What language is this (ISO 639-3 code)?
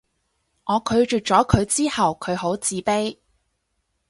yue